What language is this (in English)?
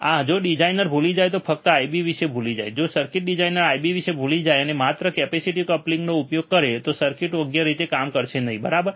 Gujarati